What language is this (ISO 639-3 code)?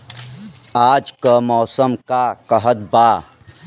bho